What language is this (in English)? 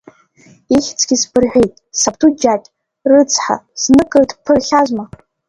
Abkhazian